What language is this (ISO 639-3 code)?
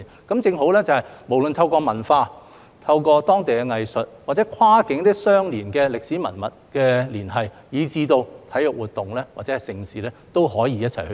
yue